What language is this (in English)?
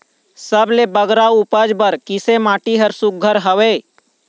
Chhattisgarhi